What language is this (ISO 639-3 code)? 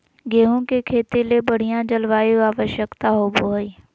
mag